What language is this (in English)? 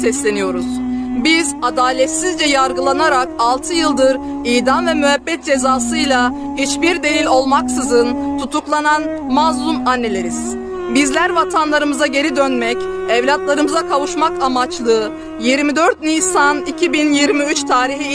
Turkish